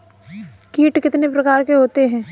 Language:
Hindi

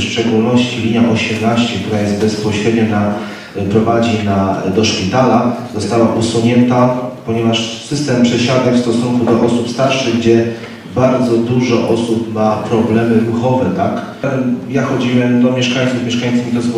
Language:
Polish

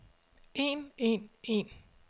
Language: Danish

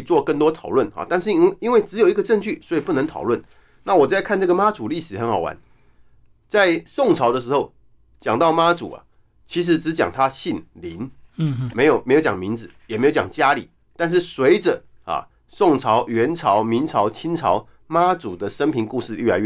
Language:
Chinese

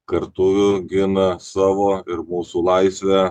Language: Lithuanian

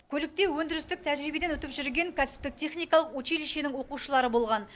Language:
Kazakh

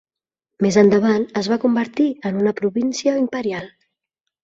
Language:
Catalan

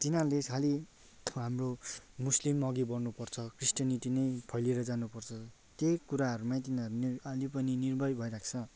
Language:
Nepali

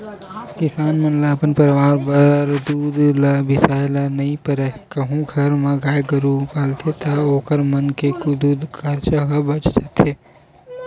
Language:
Chhattisgarhi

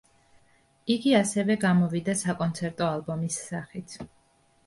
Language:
Georgian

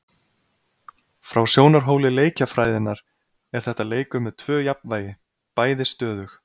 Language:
Icelandic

